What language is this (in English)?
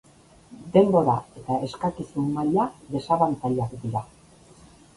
Basque